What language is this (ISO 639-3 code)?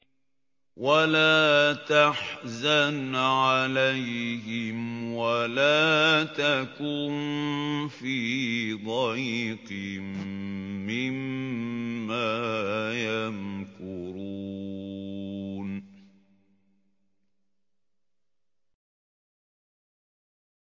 ara